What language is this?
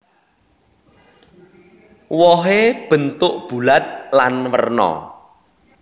Javanese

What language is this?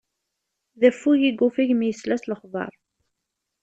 Kabyle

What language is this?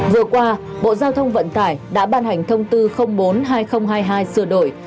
Vietnamese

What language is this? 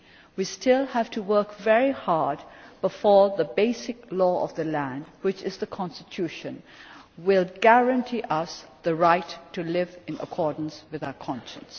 English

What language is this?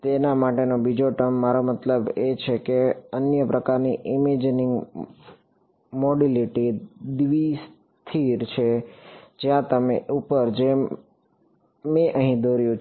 Gujarati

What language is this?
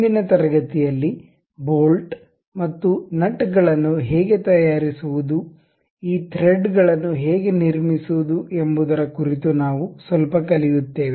Kannada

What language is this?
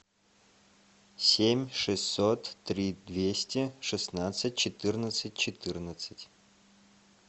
Russian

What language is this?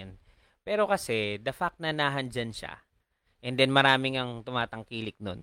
Filipino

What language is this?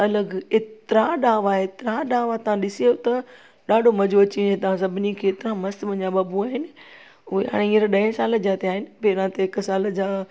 Sindhi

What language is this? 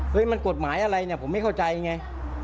Thai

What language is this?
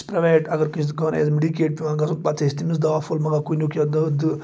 Kashmiri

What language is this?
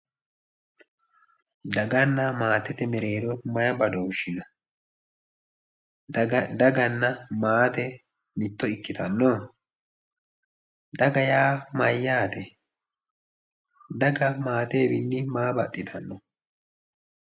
Sidamo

